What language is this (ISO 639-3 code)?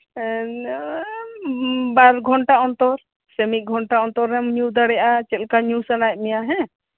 sat